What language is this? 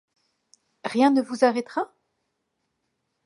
French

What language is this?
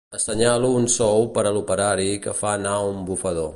Catalan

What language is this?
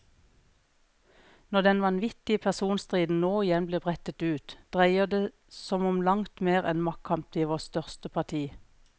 Norwegian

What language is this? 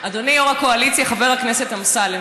Hebrew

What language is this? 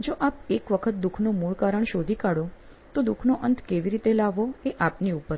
Gujarati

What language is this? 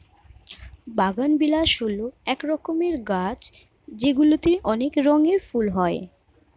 Bangla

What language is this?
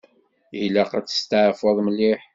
Kabyle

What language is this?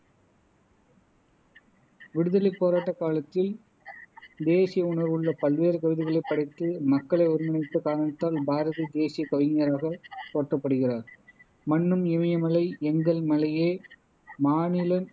Tamil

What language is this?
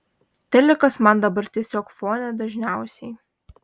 Lithuanian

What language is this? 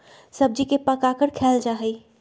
Magahi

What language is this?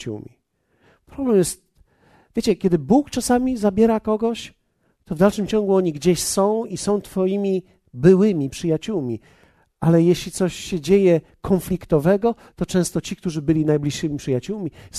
Polish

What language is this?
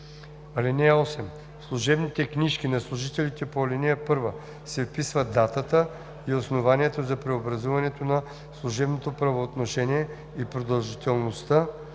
Bulgarian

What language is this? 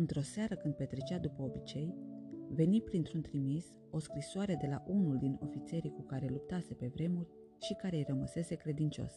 Romanian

